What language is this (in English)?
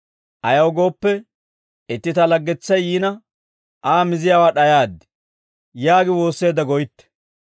Dawro